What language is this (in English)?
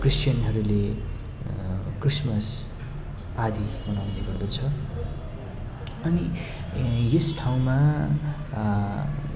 Nepali